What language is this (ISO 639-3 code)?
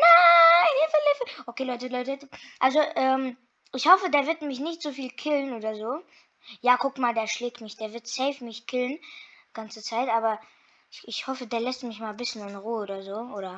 deu